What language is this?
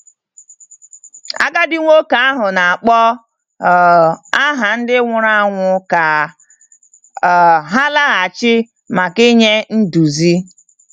Igbo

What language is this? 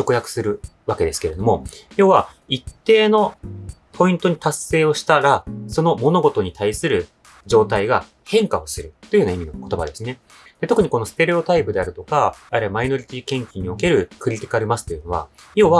Japanese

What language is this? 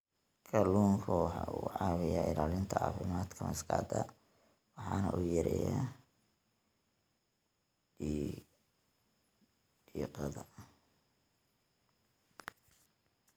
Somali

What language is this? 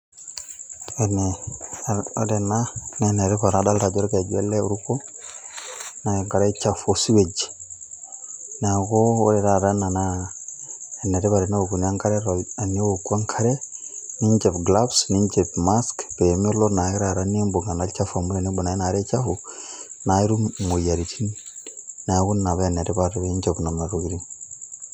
Masai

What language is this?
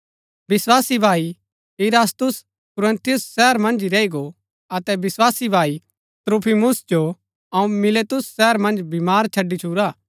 Gaddi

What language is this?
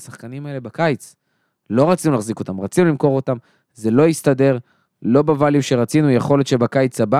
Hebrew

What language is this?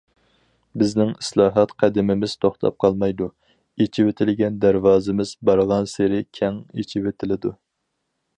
Uyghur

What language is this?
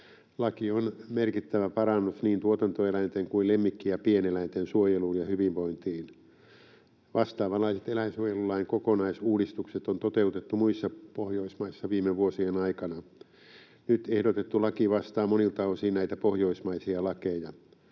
Finnish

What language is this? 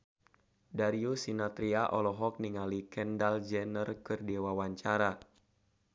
Sundanese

